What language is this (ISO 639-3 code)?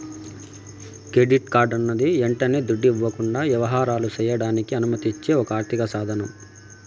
tel